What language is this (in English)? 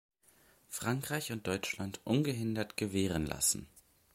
German